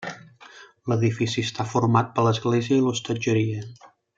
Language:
Catalan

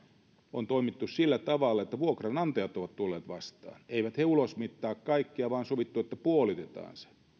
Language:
Finnish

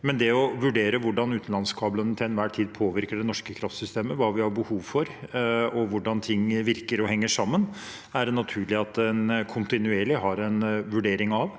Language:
Norwegian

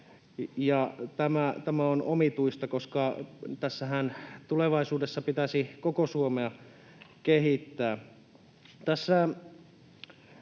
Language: Finnish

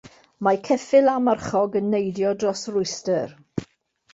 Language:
Welsh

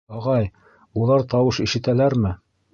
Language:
Bashkir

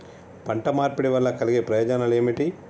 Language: Telugu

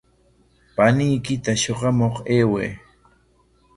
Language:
Corongo Ancash Quechua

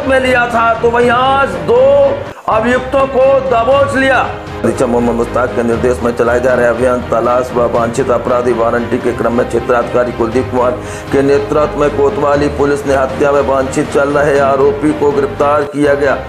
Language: Hindi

